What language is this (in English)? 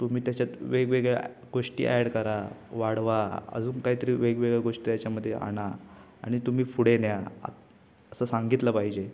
Marathi